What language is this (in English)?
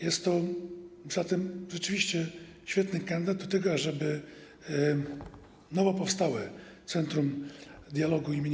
Polish